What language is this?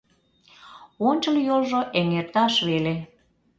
Mari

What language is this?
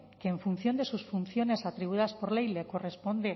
Spanish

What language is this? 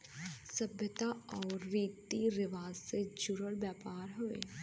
Bhojpuri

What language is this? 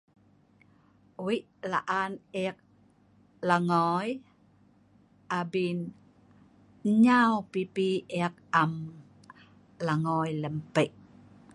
Sa'ban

